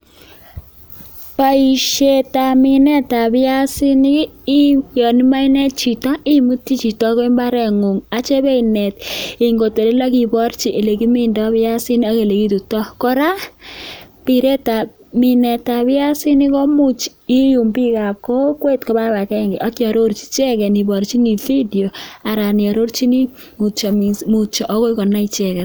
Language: Kalenjin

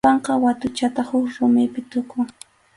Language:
Arequipa-La Unión Quechua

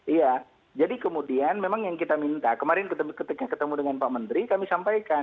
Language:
Indonesian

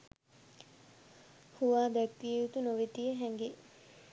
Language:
Sinhala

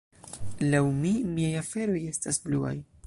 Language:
Esperanto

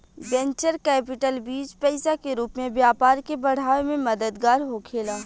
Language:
Bhojpuri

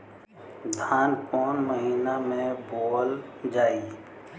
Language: Bhojpuri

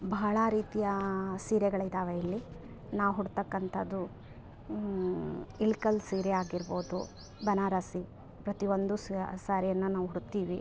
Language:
Kannada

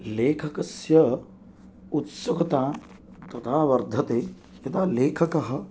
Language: Sanskrit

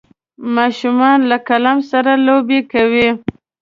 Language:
Pashto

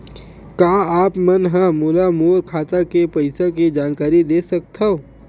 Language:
Chhattisgarhi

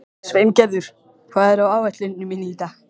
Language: Icelandic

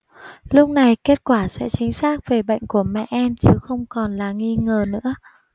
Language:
Vietnamese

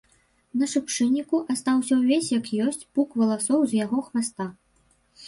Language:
Belarusian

